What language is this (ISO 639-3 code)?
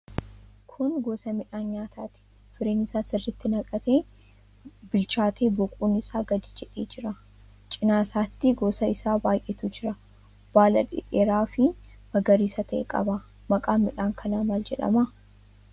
orm